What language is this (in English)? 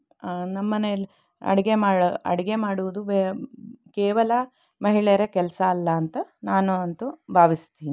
Kannada